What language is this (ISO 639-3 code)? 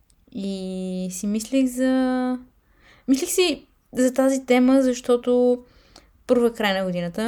bul